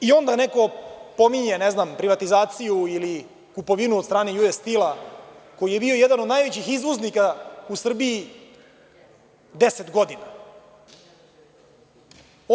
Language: Serbian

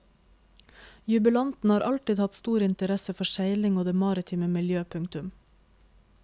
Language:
Norwegian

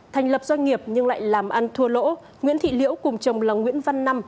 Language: Vietnamese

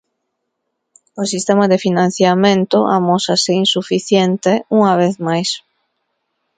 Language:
Galician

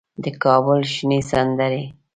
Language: Pashto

